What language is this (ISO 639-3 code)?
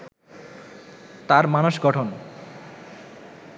ben